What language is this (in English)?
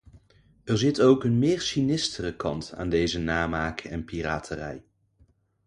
Dutch